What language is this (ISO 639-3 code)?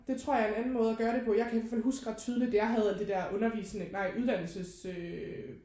dan